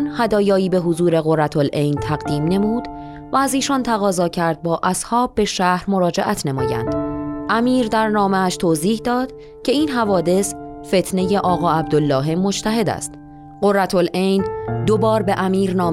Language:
Persian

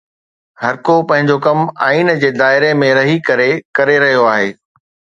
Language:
Sindhi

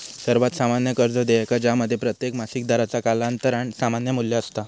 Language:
Marathi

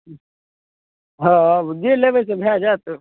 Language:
Maithili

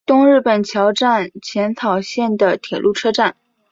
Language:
Chinese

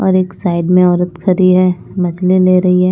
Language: Hindi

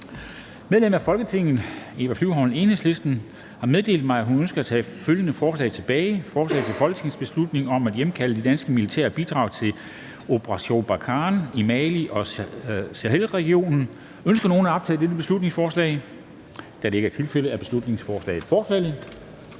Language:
Danish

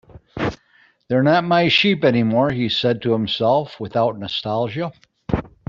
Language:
English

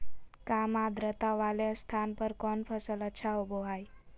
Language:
Magahi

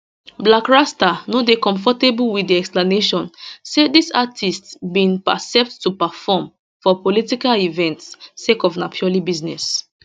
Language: Nigerian Pidgin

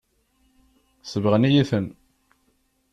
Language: Kabyle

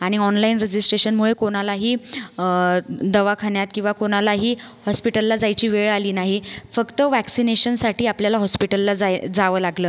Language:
Marathi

